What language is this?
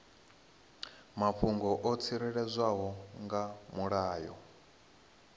Venda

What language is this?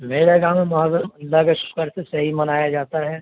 Urdu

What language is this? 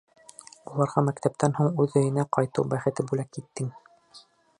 Bashkir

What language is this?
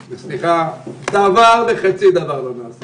Hebrew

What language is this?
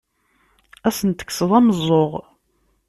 Kabyle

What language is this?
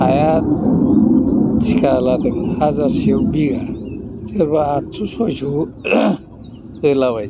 Bodo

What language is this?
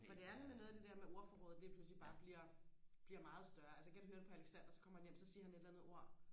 Danish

